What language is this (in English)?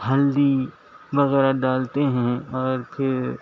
Urdu